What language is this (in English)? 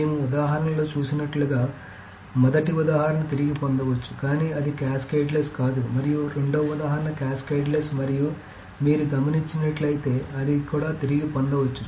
Telugu